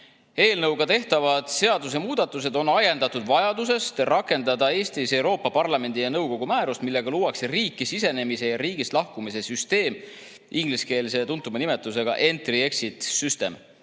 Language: Estonian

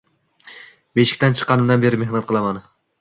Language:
Uzbek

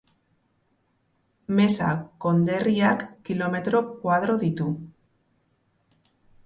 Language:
Basque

